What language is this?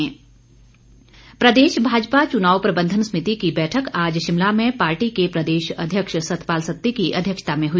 Hindi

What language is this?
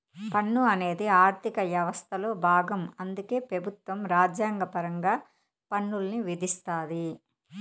Telugu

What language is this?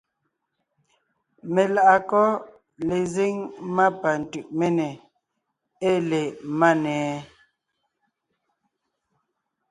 Ngiemboon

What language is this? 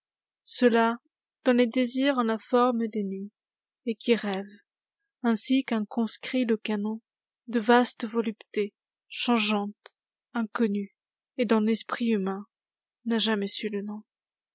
French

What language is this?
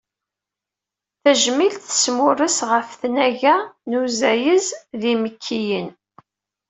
Kabyle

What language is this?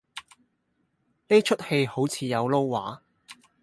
Cantonese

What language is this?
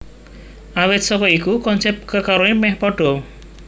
Javanese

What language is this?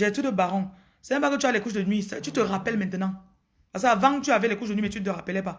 French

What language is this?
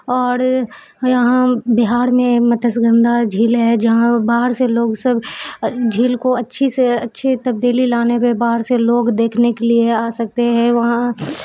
Urdu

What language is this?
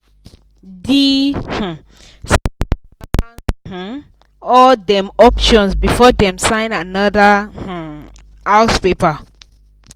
Nigerian Pidgin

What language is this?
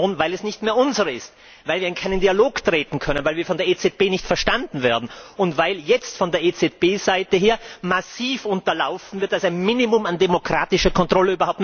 German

